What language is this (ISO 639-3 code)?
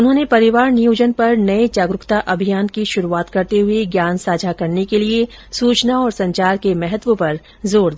hin